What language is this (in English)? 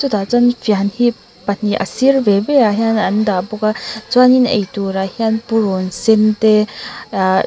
Mizo